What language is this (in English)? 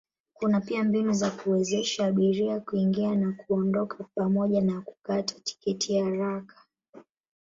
Swahili